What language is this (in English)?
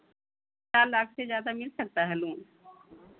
Hindi